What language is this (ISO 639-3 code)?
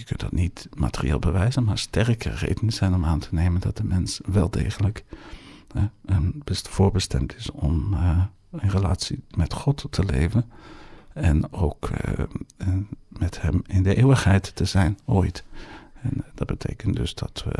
nld